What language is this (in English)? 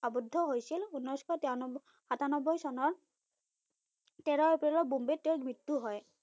Assamese